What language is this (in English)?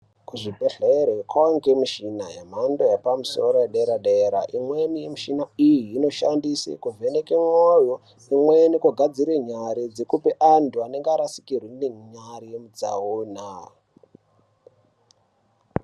Ndau